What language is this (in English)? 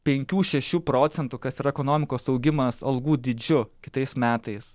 Lithuanian